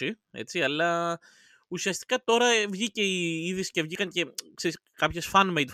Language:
Greek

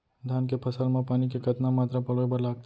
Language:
Chhattisgarhi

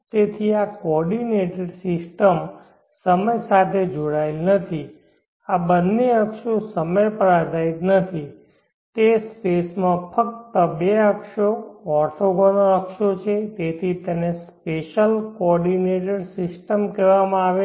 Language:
Gujarati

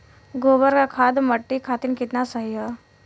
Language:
Bhojpuri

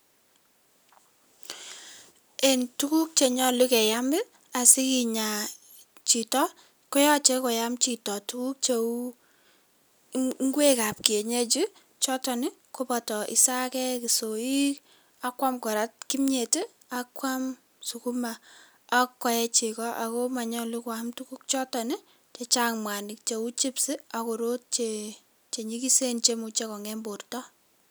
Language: Kalenjin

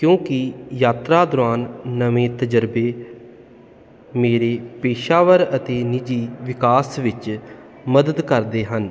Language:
Punjabi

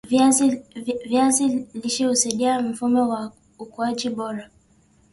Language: Swahili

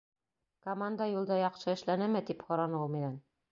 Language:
Bashkir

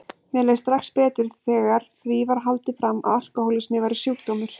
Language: Icelandic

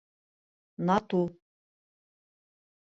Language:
Bashkir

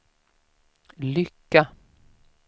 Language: Swedish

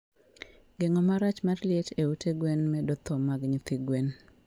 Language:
Luo (Kenya and Tanzania)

